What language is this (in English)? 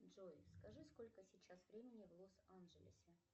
Russian